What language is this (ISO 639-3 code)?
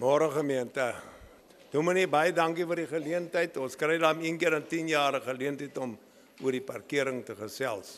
nld